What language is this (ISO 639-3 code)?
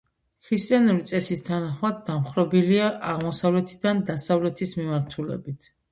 kat